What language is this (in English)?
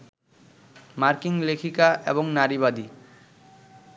Bangla